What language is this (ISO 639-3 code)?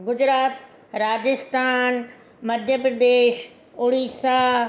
snd